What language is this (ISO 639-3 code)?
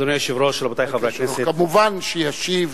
heb